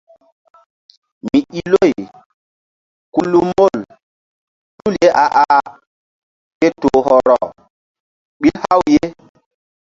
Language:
Mbum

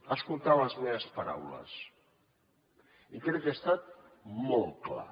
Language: Catalan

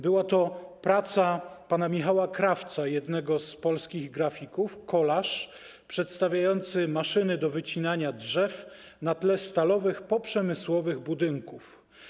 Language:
Polish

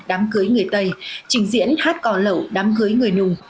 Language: Vietnamese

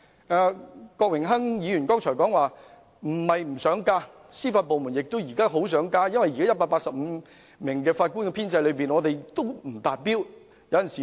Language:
Cantonese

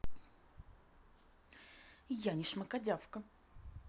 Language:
Russian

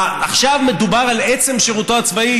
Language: Hebrew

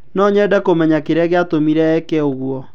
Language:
Kikuyu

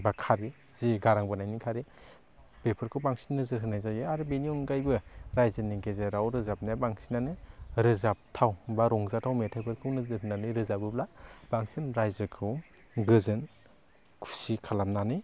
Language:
Bodo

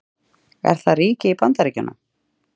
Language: Icelandic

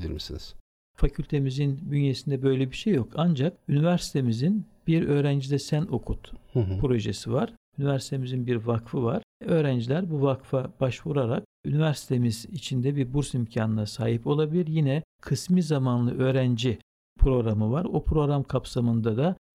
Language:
Turkish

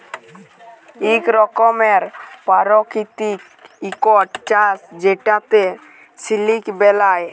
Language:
Bangla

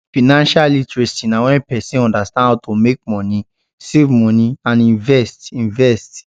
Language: Nigerian Pidgin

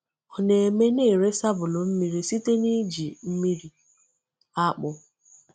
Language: Igbo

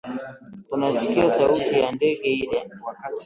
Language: Swahili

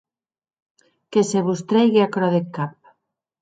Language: Occitan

